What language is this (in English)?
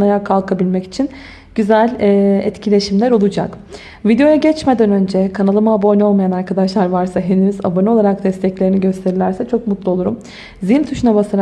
Turkish